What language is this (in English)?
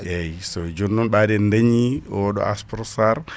Fula